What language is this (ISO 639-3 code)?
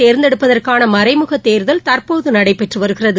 tam